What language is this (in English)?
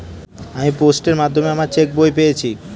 Bangla